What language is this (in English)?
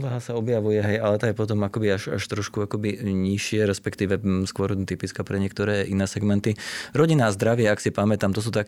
Slovak